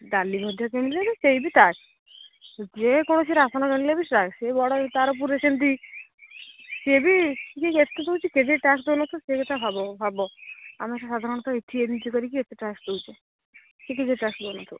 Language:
Odia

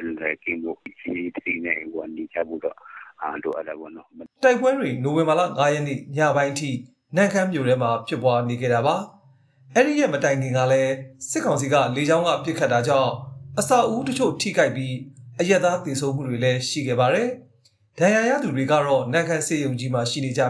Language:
Vietnamese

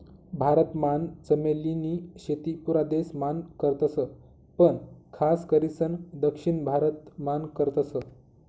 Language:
Marathi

